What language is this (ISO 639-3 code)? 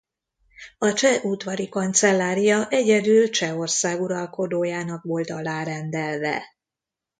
hun